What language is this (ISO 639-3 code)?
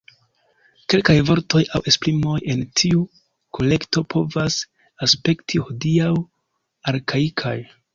epo